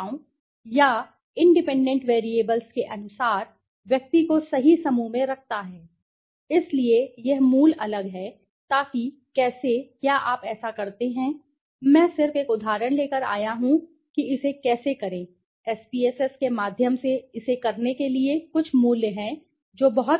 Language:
Hindi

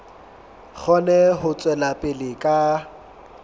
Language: Southern Sotho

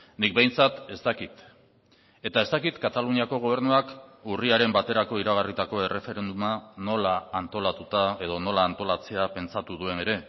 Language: Basque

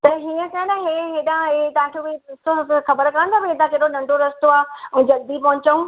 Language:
Sindhi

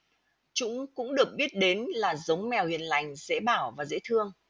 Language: Vietnamese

